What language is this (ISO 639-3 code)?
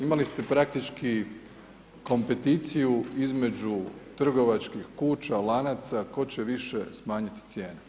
hrv